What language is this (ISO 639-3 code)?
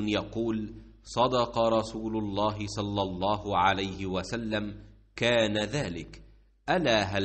ara